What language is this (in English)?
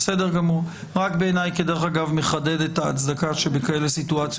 Hebrew